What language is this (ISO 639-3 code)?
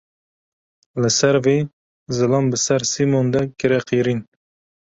kur